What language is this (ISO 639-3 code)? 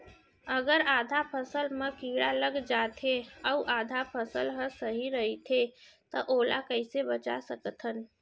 hne